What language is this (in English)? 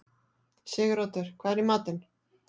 Icelandic